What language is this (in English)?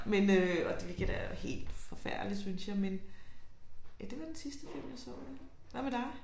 Danish